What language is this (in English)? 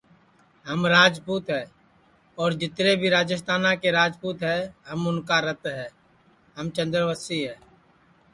Sansi